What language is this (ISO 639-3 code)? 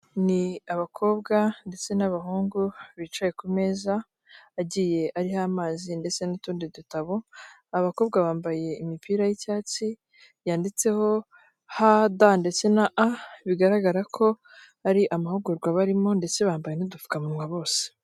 kin